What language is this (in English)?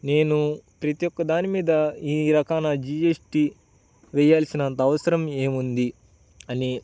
Telugu